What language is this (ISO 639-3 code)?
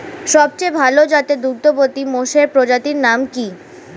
ben